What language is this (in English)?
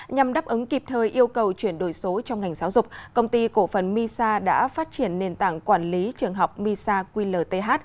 Vietnamese